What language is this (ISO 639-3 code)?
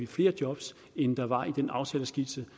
dan